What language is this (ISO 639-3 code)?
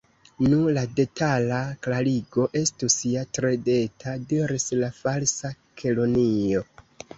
epo